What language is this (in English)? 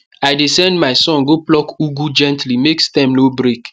Nigerian Pidgin